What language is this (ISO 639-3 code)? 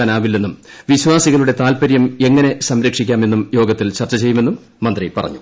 mal